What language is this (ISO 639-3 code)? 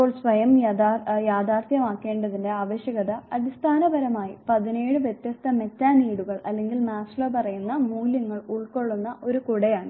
mal